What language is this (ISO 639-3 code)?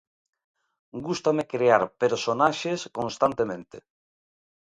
glg